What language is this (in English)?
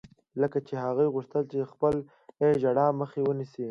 Pashto